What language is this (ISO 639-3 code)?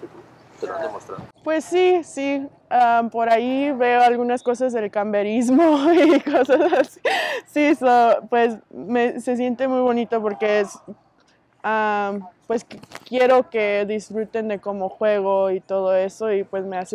spa